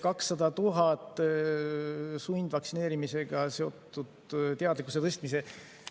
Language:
Estonian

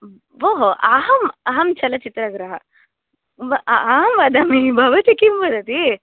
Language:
Sanskrit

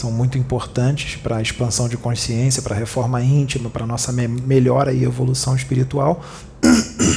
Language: Portuguese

